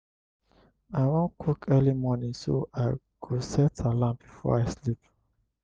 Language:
Nigerian Pidgin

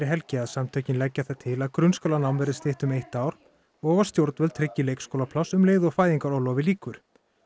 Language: Icelandic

